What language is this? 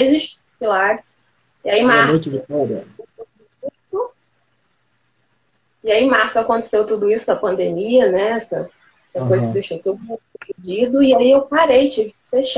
Portuguese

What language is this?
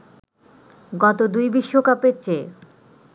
Bangla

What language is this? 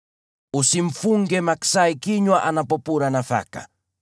Swahili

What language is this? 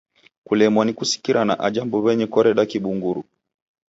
Taita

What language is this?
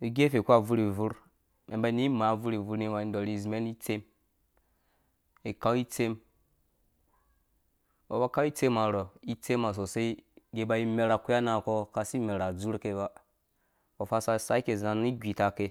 Dũya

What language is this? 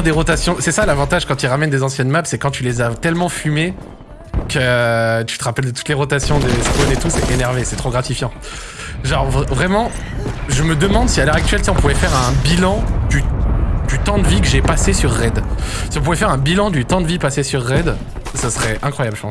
French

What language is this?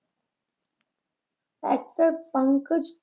Punjabi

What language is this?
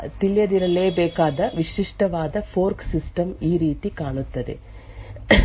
Kannada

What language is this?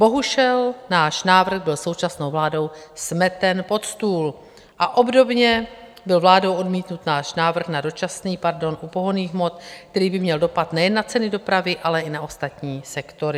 Czech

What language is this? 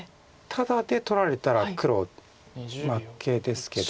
Japanese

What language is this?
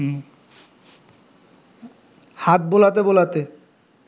Bangla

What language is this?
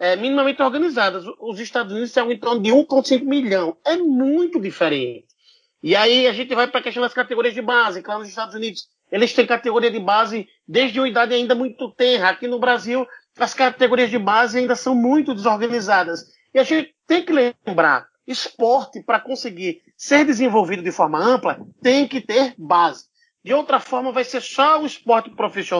Portuguese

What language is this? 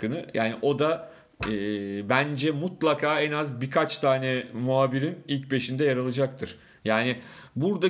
Turkish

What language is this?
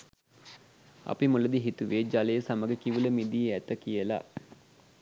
Sinhala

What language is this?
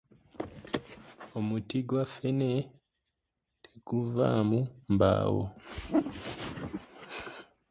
Ganda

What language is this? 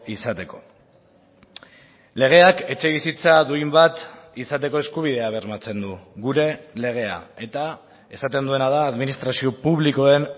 Basque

